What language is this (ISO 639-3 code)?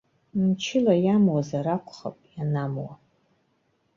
abk